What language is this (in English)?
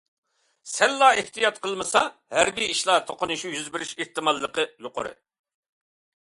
Uyghur